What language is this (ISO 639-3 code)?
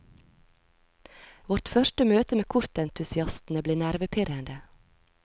nor